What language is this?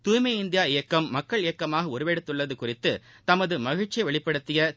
Tamil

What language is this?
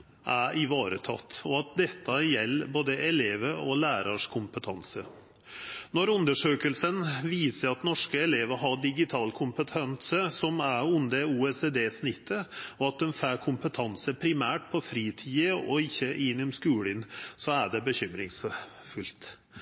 Norwegian Nynorsk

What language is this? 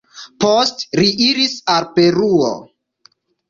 Esperanto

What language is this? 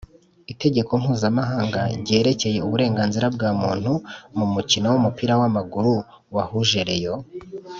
Kinyarwanda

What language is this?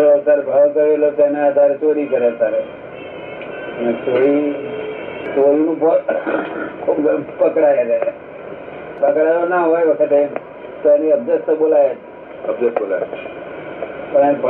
Gujarati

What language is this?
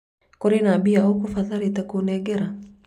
Kikuyu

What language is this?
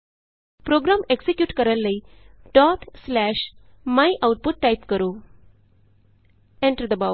Punjabi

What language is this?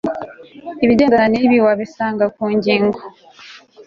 Kinyarwanda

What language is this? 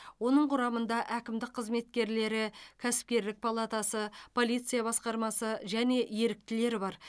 Kazakh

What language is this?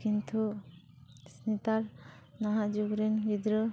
Santali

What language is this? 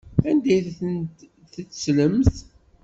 Kabyle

